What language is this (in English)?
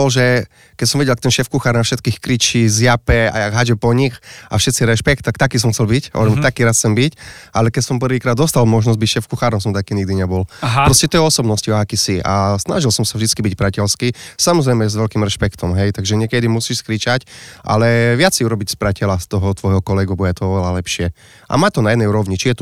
Slovak